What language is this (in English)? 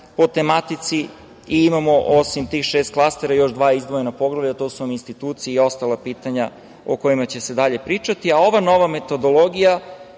Serbian